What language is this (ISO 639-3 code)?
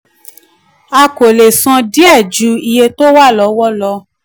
yor